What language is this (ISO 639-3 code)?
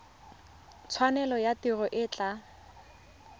tsn